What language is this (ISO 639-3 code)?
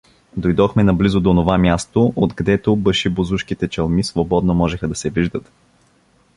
bul